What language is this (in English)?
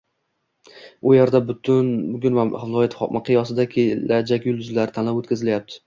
Uzbek